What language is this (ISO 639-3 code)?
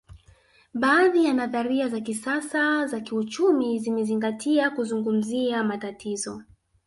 swa